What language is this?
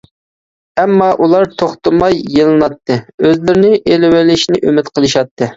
Uyghur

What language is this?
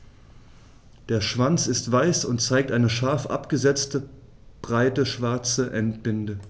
German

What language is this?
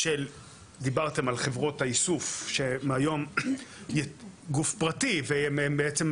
Hebrew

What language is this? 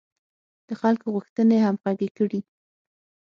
Pashto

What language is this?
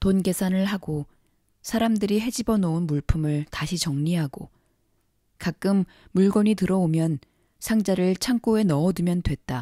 Korean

